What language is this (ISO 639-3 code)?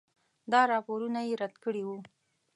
pus